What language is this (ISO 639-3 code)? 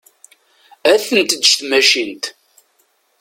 kab